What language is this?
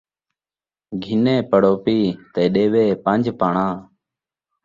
Saraiki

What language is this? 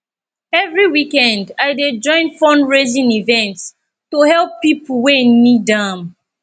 Nigerian Pidgin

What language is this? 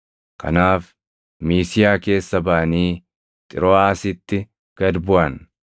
Oromo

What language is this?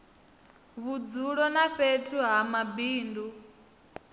Venda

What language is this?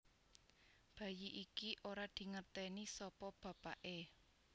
Javanese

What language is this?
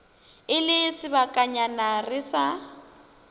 Northern Sotho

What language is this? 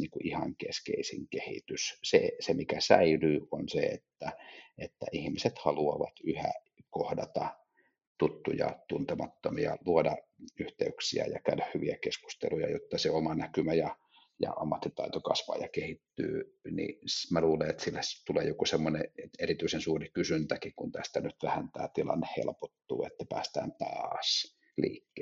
Finnish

